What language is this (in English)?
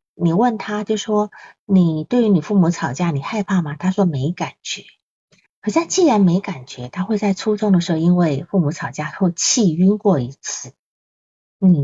Chinese